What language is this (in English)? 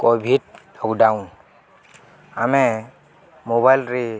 Odia